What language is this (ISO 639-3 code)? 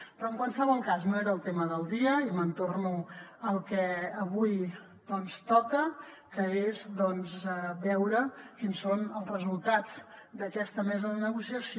cat